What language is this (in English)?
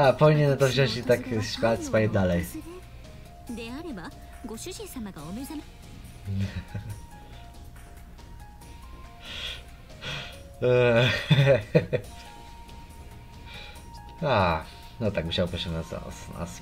Polish